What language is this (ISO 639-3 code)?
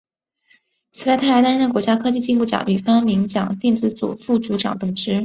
zho